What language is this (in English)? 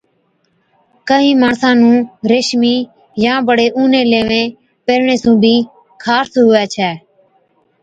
Od